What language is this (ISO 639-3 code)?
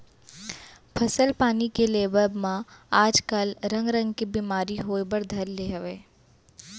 hne